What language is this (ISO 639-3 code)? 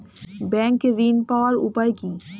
ben